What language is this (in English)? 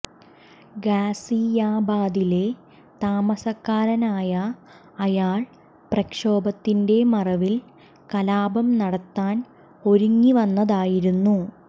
Malayalam